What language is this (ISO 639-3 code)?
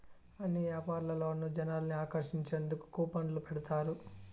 tel